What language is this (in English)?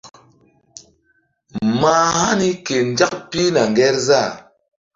Mbum